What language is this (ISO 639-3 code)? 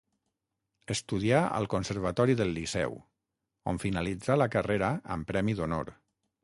cat